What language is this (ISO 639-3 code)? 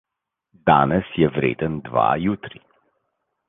slv